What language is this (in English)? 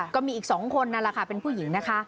Thai